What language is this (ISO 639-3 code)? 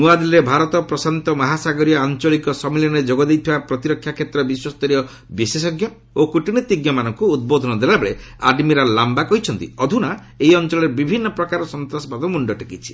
ori